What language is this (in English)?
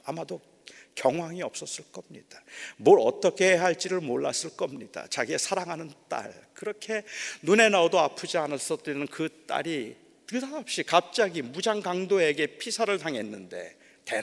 Korean